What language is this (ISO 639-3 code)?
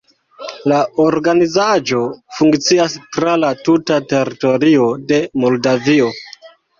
epo